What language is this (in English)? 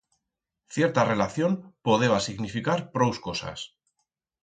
Aragonese